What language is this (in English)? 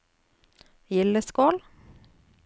Norwegian